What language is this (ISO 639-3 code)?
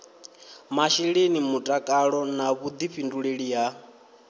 ven